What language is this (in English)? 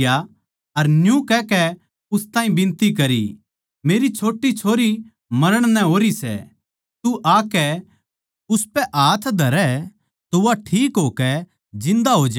Haryanvi